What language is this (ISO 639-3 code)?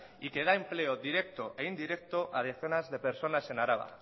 spa